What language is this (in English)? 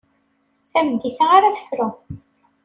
Kabyle